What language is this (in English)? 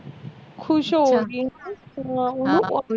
Punjabi